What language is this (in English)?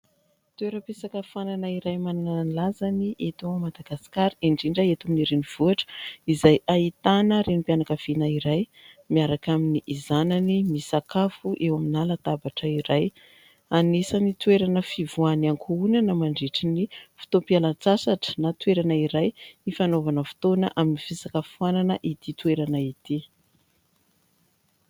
Malagasy